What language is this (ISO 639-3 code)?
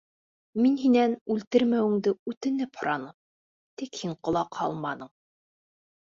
bak